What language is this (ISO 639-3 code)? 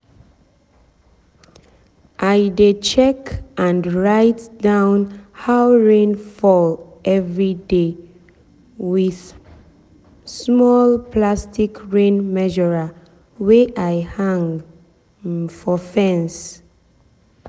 pcm